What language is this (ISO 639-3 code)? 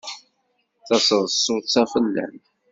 kab